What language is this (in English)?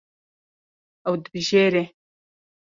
Kurdish